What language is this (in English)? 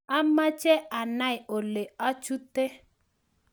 Kalenjin